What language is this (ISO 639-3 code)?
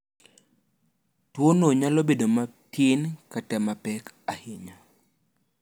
luo